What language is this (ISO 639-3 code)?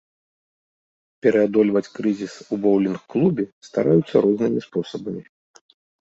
bel